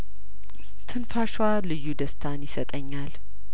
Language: Amharic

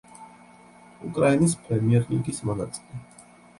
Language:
Georgian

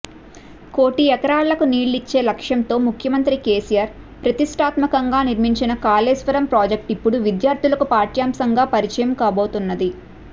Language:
Telugu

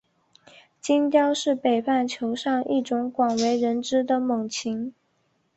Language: Chinese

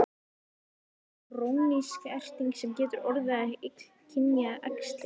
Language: Icelandic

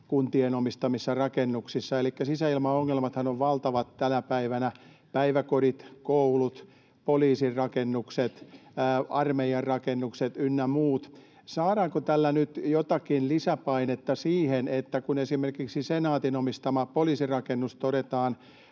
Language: Finnish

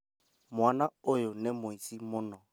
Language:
Kikuyu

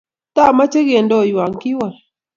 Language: Kalenjin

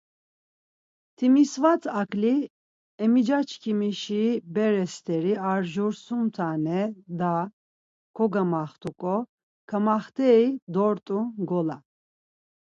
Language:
Laz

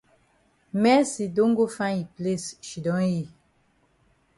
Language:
Cameroon Pidgin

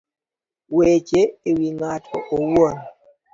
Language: Luo (Kenya and Tanzania)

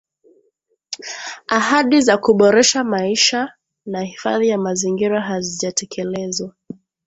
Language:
Swahili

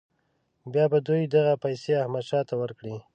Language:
Pashto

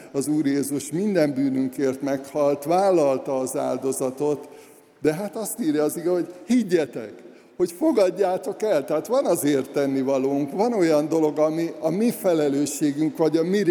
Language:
Hungarian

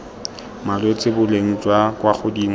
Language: Tswana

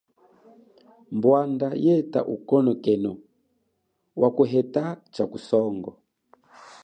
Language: Chokwe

